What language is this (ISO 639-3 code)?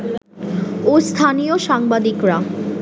ben